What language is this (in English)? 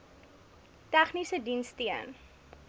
Afrikaans